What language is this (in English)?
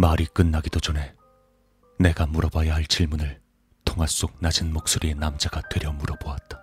Korean